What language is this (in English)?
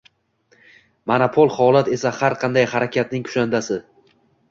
Uzbek